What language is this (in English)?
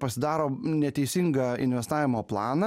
Lithuanian